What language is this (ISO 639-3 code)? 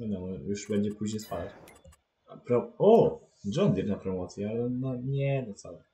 pol